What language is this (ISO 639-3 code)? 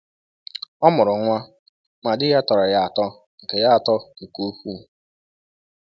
ibo